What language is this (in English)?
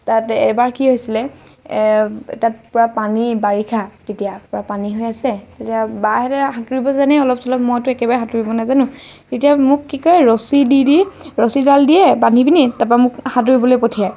Assamese